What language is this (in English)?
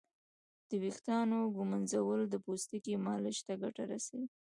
Pashto